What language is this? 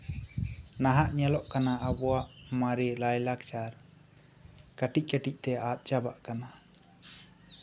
Santali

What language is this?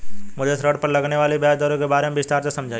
Hindi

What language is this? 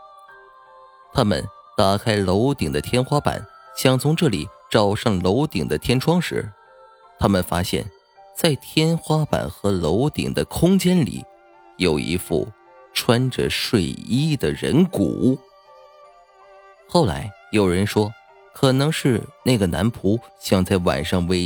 Chinese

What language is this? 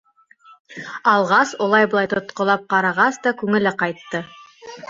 Bashkir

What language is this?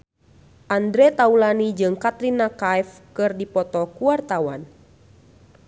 Sundanese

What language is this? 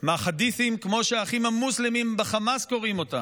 Hebrew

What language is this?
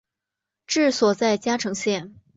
Chinese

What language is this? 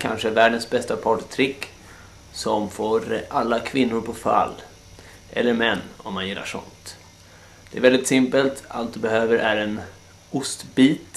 Swedish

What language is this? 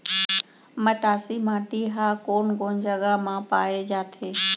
Chhattisgarhi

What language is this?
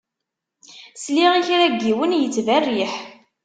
Kabyle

